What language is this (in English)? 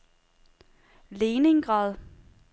Danish